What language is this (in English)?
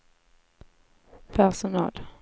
Swedish